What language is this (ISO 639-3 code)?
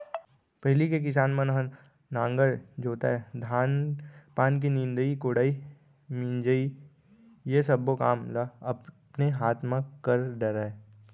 hne